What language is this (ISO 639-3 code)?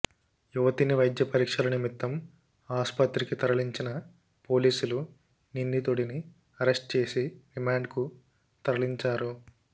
tel